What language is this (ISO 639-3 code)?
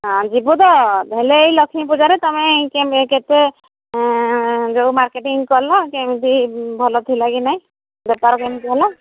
ori